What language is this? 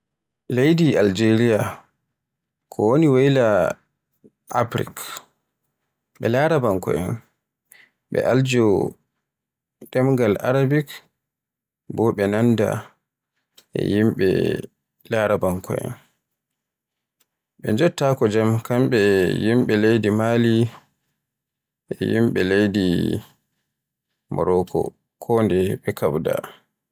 Borgu Fulfulde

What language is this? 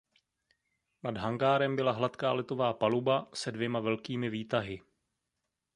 Czech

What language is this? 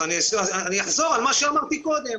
Hebrew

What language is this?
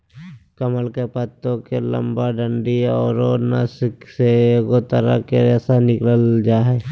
Magahi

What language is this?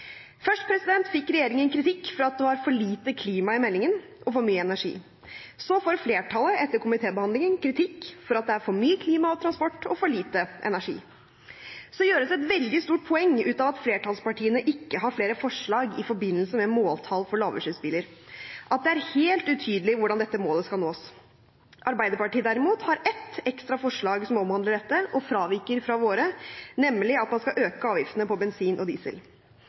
Norwegian Bokmål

